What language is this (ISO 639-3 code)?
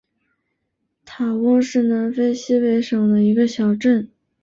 zho